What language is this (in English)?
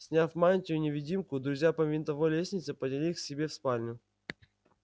Russian